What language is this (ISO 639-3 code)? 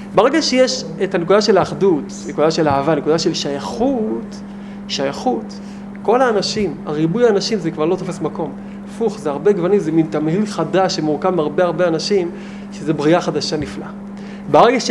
heb